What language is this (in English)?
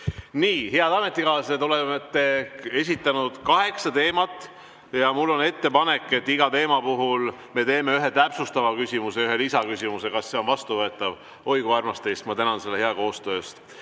Estonian